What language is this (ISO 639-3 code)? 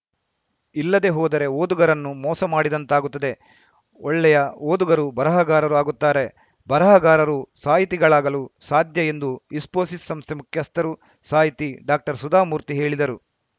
kan